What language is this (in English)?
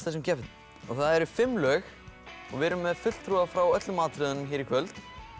Icelandic